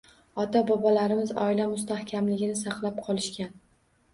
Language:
Uzbek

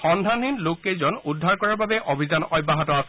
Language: Assamese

